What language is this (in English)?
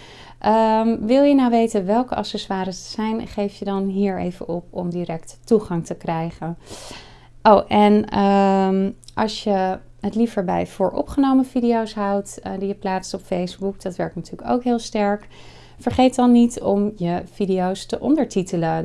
Dutch